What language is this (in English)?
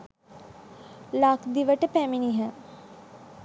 Sinhala